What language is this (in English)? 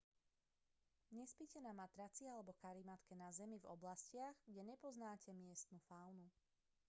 Slovak